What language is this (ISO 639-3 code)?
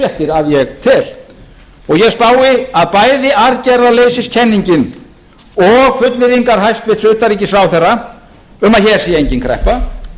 isl